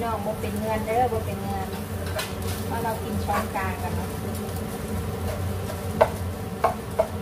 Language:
Thai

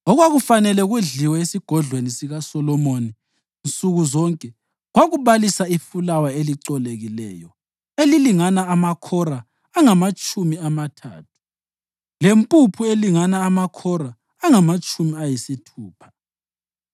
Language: North Ndebele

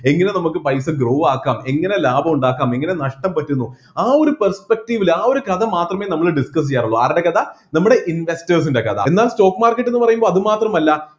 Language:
Malayalam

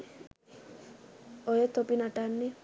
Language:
Sinhala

